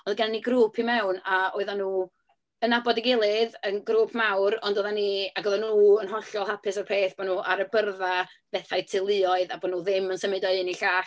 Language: Welsh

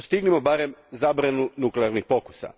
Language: Croatian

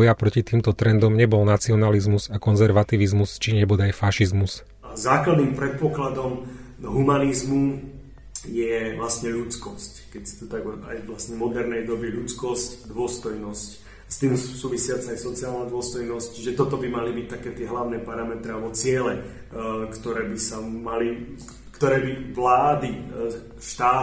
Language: Slovak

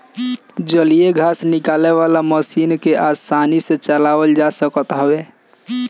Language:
Bhojpuri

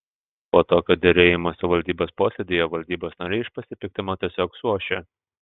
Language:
Lithuanian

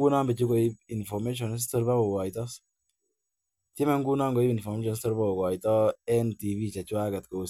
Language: Kalenjin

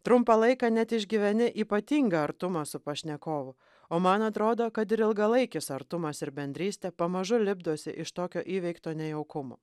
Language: Lithuanian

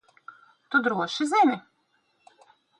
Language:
Latvian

